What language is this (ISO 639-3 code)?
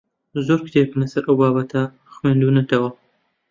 ckb